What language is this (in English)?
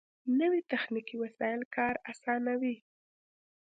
Pashto